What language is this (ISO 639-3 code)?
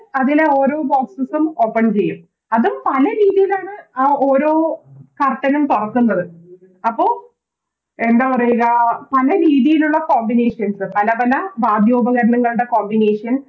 mal